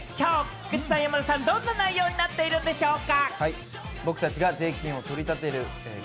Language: Japanese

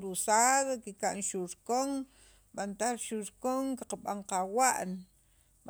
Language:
Sacapulteco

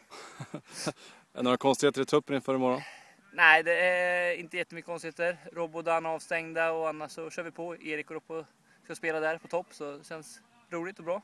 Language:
Swedish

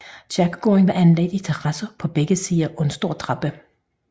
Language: Danish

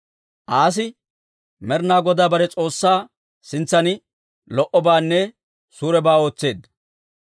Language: Dawro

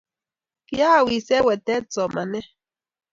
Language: Kalenjin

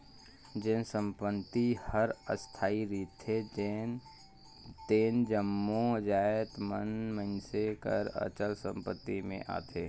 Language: Chhattisgarhi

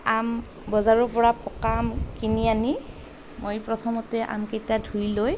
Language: Assamese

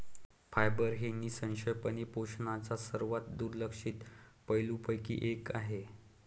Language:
Marathi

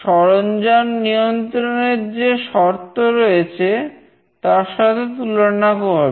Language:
Bangla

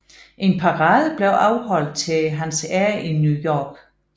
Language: Danish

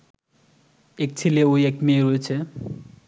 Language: Bangla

